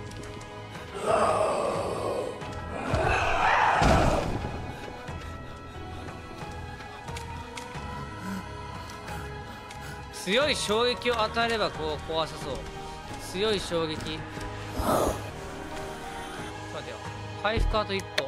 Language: Japanese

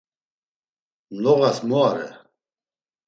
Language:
Laz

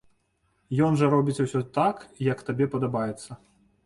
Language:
Belarusian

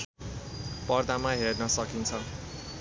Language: Nepali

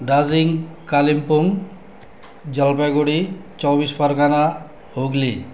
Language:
Nepali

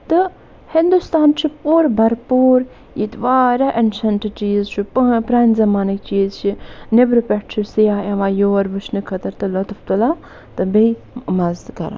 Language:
Kashmiri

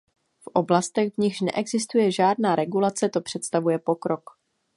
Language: Czech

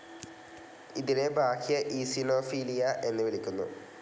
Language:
Malayalam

